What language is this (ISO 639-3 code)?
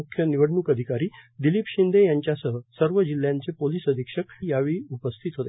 mar